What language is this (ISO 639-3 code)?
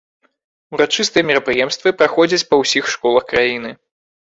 bel